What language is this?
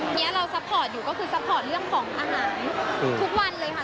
Thai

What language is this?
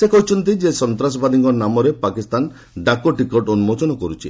Odia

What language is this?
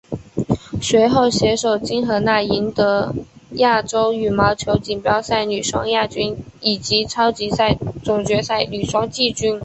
Chinese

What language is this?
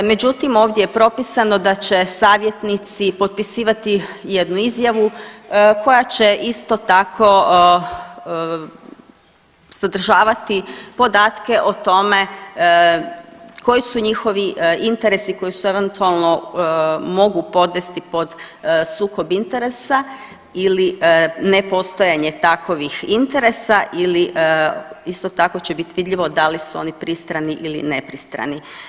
Croatian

